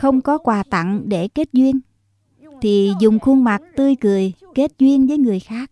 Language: Vietnamese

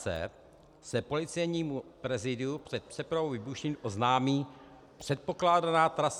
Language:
Czech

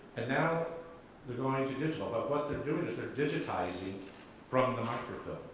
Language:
English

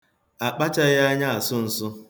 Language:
Igbo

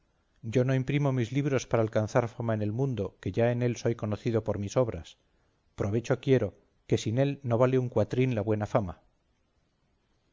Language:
Spanish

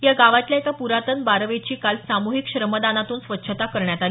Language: Marathi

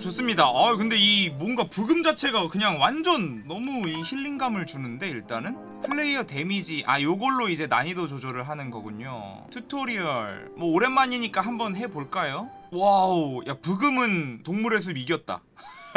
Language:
Korean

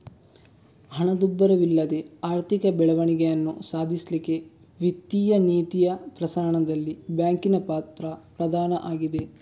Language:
Kannada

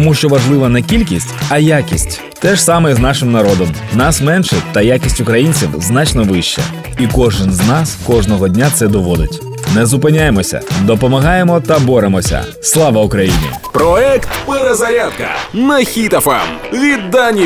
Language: Ukrainian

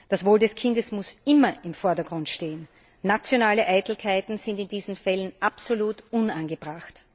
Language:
German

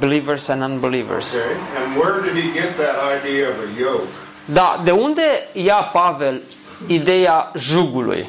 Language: Romanian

